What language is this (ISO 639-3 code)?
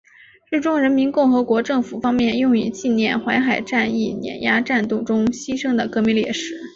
zho